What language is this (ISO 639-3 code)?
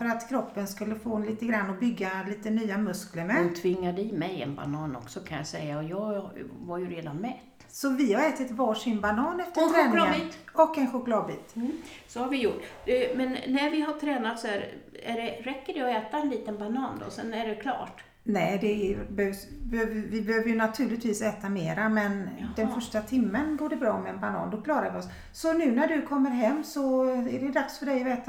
swe